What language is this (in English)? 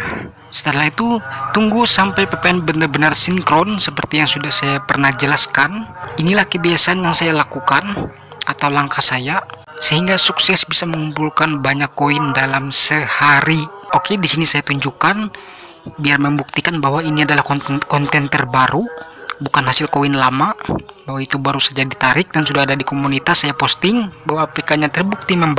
Indonesian